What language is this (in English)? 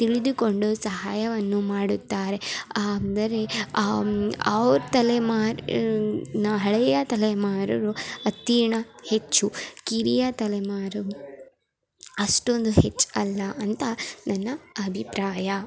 Kannada